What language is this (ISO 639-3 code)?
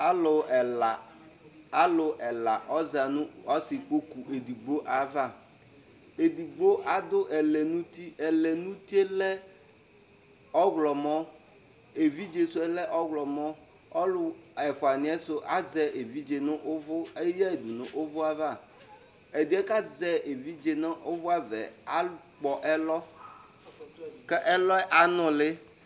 kpo